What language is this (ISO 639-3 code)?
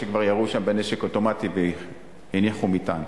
heb